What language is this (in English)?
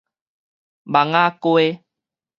Min Nan Chinese